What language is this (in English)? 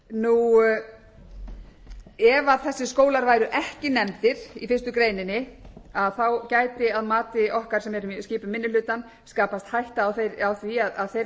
Icelandic